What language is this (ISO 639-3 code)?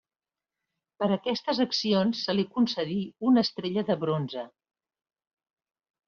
cat